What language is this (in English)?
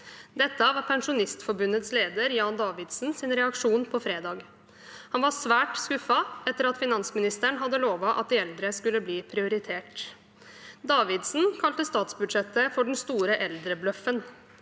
Norwegian